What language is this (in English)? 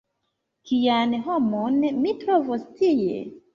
Esperanto